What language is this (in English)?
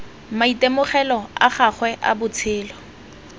Tswana